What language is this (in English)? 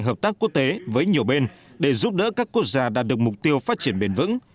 Vietnamese